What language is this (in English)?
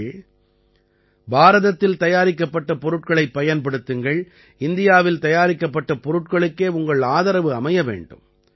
Tamil